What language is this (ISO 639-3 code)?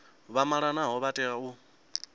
ven